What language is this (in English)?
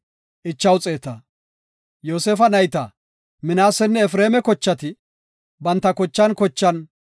Gofa